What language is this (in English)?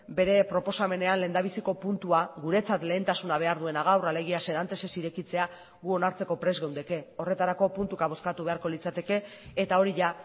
Basque